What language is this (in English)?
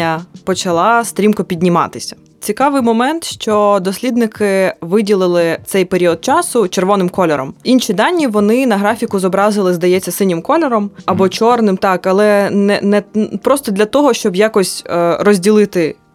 Ukrainian